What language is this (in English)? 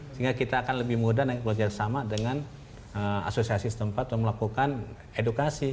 Indonesian